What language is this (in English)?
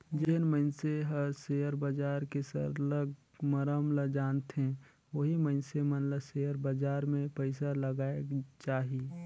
Chhattisgarhi